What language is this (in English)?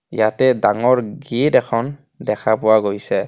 Assamese